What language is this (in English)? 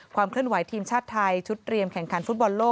Thai